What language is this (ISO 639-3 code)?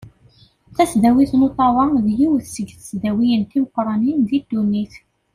kab